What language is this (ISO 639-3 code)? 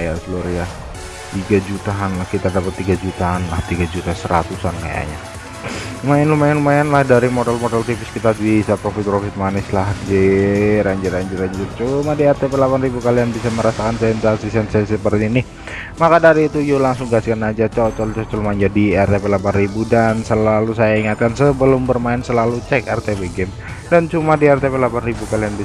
ind